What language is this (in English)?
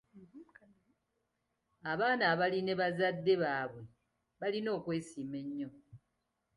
Ganda